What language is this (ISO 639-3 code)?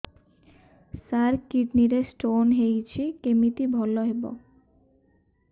ori